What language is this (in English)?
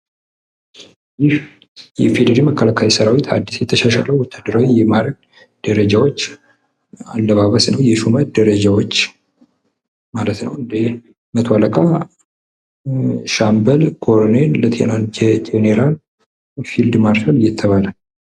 Amharic